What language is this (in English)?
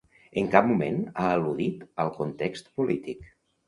Catalan